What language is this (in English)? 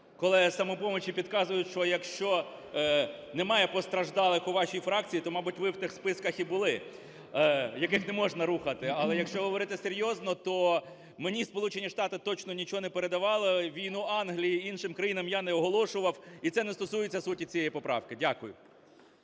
Ukrainian